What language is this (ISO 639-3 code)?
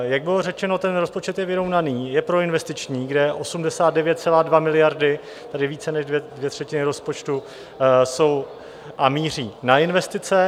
ces